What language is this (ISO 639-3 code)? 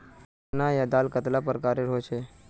mag